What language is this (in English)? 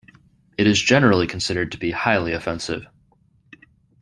English